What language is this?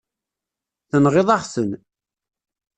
Kabyle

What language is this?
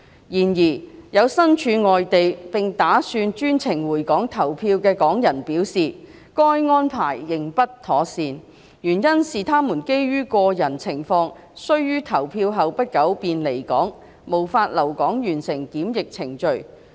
Cantonese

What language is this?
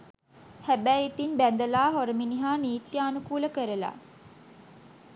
Sinhala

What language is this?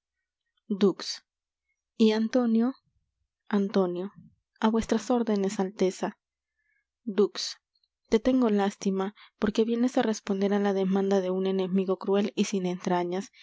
Spanish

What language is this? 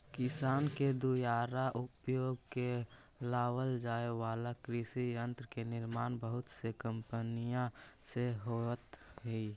Magahi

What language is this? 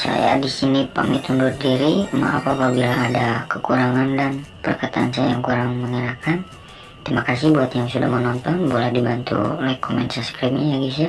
Indonesian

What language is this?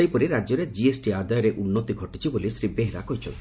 Odia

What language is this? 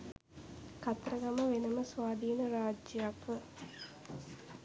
Sinhala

